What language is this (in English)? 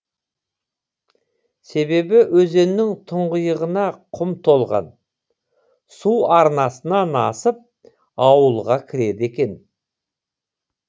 Kazakh